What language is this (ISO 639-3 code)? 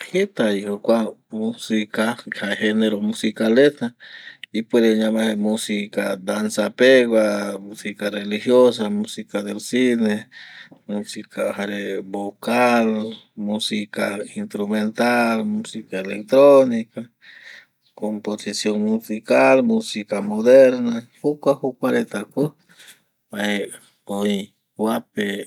gui